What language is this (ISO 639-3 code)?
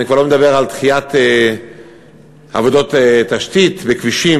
heb